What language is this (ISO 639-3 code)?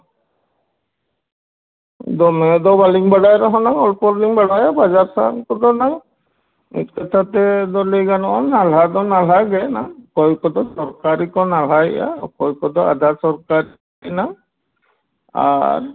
sat